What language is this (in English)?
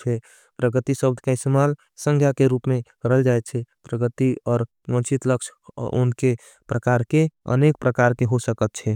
Angika